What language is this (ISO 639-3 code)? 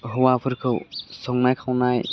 brx